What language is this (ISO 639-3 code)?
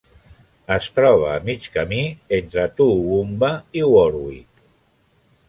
cat